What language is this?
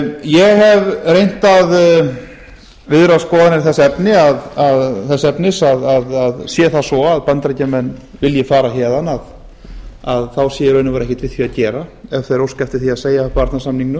Icelandic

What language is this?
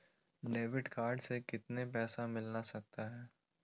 Magahi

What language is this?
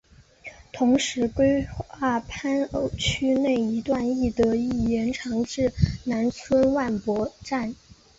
Chinese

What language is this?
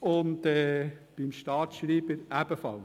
Swiss German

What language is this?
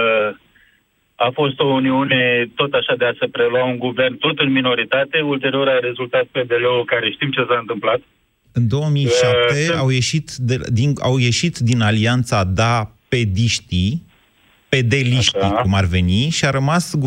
Romanian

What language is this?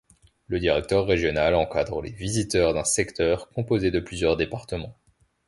French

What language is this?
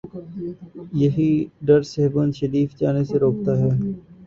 Urdu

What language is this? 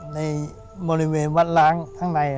Thai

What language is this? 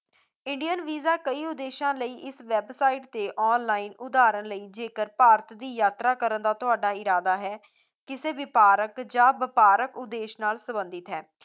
Punjabi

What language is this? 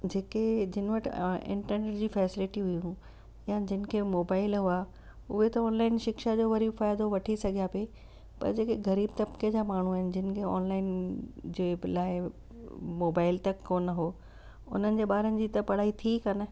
Sindhi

